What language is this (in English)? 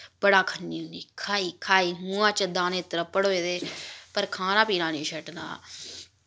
Dogri